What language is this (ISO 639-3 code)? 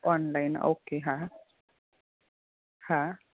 guj